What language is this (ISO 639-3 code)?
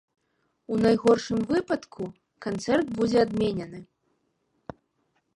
bel